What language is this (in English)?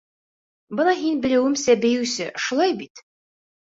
Bashkir